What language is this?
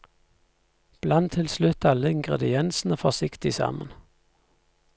Norwegian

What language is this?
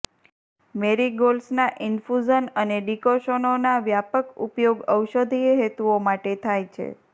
Gujarati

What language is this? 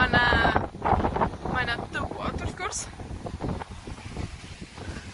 Welsh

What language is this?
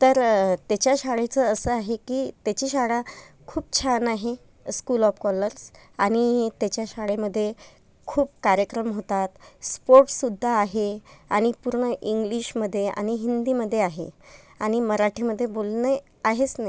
Marathi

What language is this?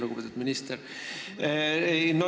Estonian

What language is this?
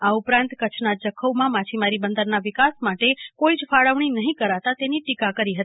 Gujarati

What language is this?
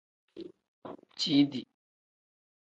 Tem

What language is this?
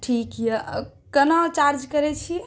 Maithili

